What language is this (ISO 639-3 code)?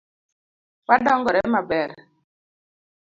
luo